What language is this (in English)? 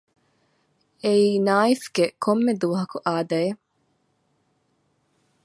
Divehi